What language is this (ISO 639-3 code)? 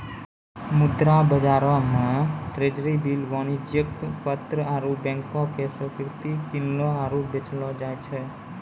mai